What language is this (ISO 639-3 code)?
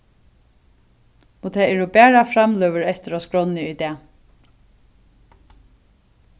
fao